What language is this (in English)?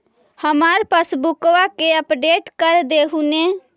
Magahi